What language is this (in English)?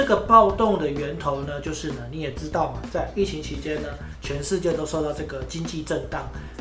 Chinese